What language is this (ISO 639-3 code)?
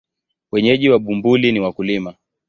swa